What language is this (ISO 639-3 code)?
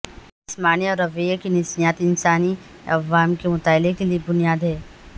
urd